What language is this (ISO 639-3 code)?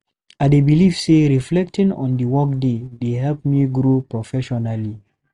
pcm